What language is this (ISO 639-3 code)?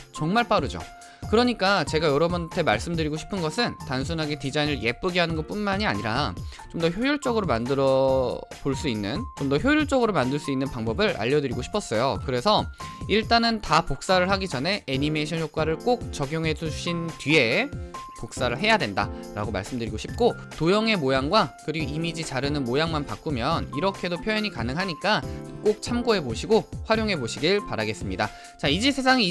kor